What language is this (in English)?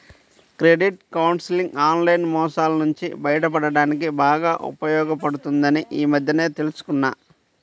Telugu